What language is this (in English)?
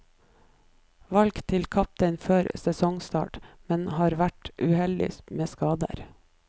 Norwegian